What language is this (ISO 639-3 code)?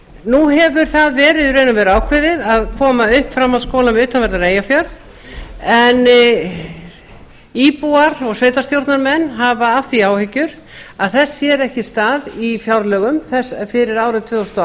isl